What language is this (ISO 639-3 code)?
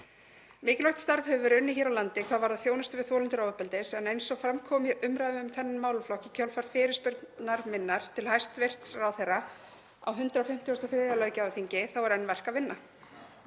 isl